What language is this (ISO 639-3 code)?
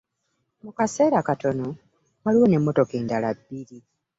lug